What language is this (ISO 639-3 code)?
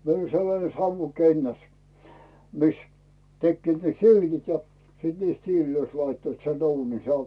fin